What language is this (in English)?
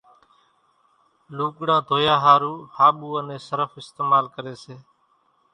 Kachi Koli